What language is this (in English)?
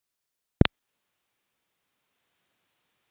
Bhojpuri